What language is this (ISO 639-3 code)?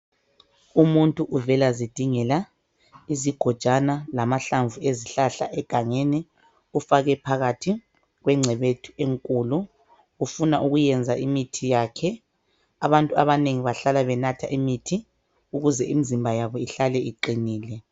nde